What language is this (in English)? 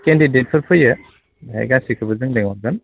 Bodo